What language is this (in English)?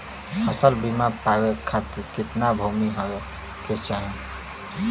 Bhojpuri